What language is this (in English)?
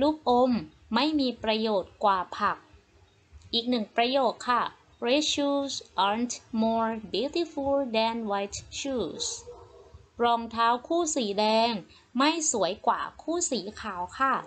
Thai